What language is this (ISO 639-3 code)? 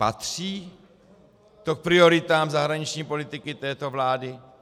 ces